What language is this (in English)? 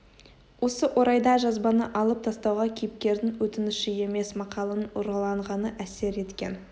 Kazakh